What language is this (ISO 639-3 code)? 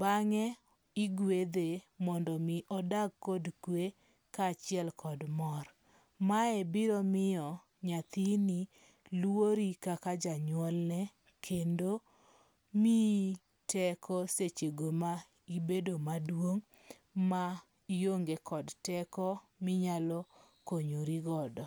luo